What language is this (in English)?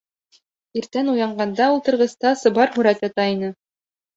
Bashkir